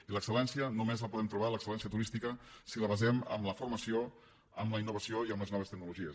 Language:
Catalan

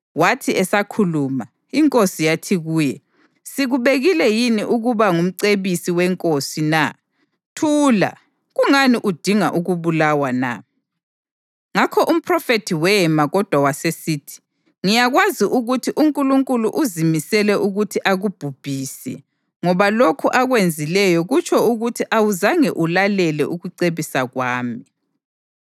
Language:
North Ndebele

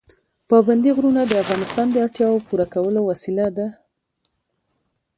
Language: Pashto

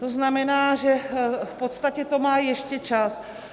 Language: Czech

